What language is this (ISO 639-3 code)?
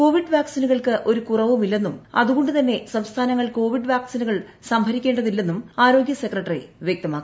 mal